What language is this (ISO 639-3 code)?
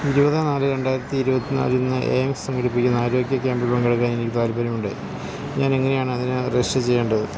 mal